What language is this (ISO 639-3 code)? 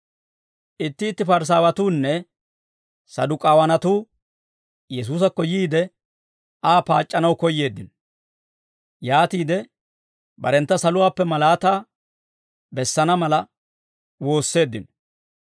dwr